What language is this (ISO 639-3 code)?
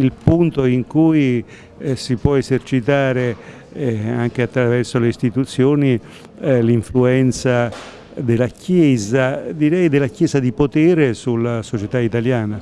ita